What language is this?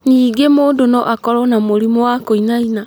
Kikuyu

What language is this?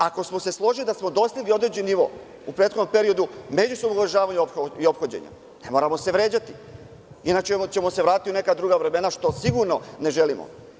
Serbian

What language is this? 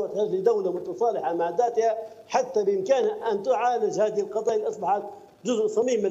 Arabic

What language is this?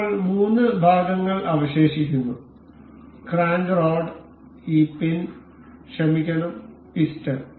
Malayalam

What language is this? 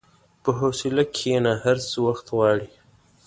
Pashto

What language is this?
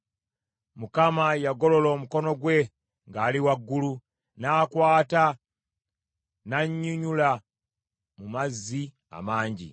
Ganda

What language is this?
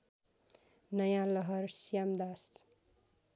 Nepali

